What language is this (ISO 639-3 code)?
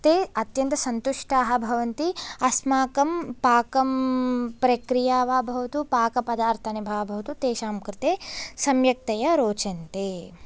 san